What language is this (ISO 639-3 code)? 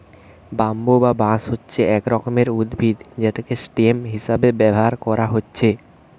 ben